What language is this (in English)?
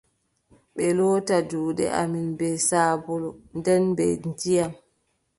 Adamawa Fulfulde